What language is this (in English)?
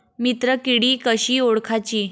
Marathi